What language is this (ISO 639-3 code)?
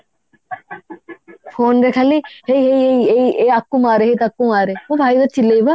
ori